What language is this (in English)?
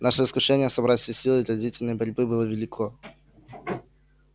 Russian